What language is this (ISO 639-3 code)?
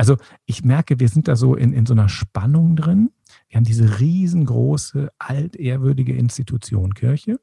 deu